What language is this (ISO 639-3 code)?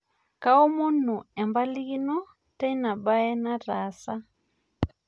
mas